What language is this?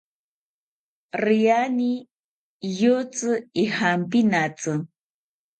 South Ucayali Ashéninka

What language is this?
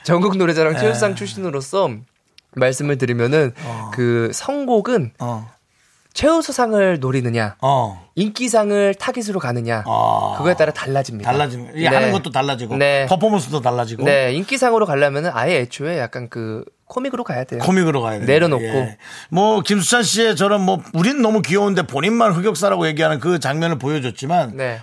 Korean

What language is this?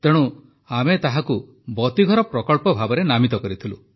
Odia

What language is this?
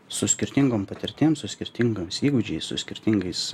Lithuanian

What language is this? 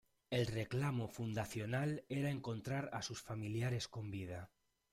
Spanish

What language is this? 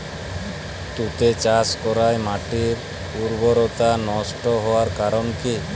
Bangla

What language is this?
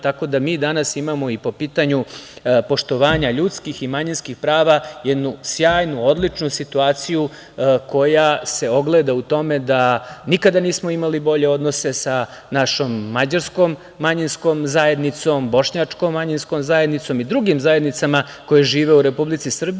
Serbian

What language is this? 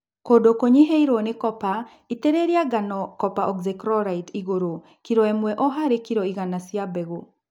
Kikuyu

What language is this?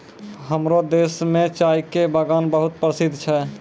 Maithili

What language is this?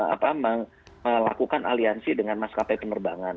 Indonesian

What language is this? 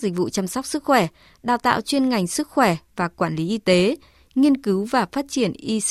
Vietnamese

